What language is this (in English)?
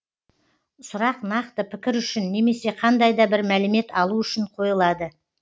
Kazakh